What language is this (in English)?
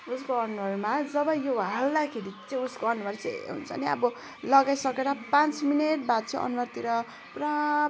Nepali